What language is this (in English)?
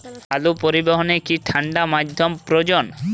Bangla